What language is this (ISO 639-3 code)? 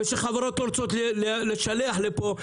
heb